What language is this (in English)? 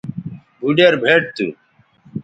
Bateri